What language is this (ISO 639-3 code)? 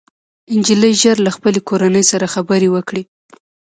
pus